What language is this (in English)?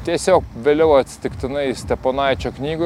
Lithuanian